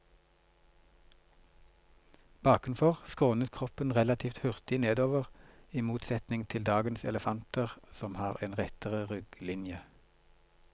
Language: Norwegian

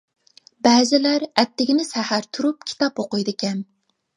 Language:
Uyghur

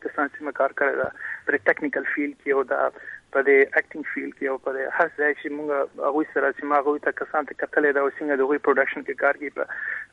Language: Urdu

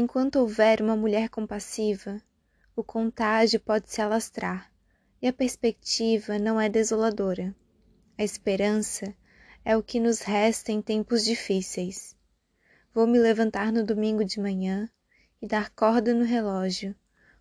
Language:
Portuguese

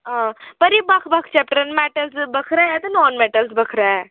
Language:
Dogri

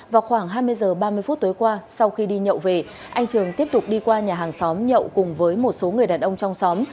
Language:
Vietnamese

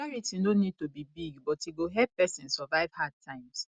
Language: Nigerian Pidgin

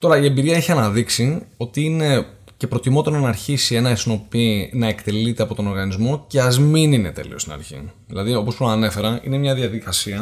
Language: Greek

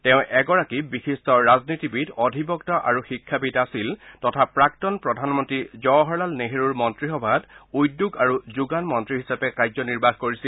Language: Assamese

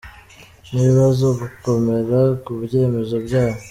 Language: Kinyarwanda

